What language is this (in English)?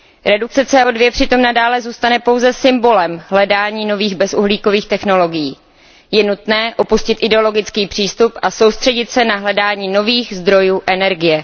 Czech